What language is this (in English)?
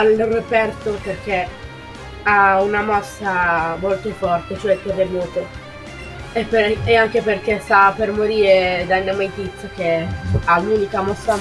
Italian